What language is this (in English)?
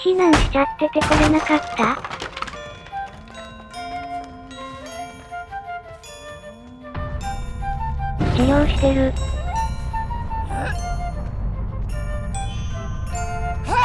Japanese